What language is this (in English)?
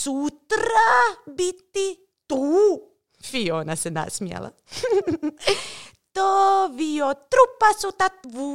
Croatian